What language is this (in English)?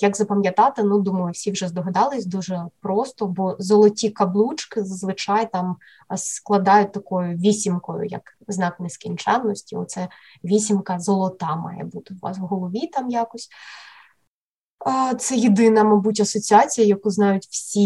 Ukrainian